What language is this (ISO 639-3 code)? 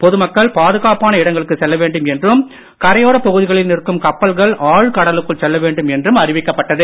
tam